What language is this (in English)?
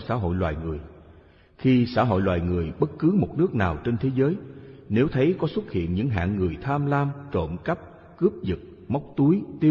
Vietnamese